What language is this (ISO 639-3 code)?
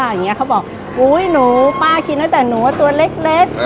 tha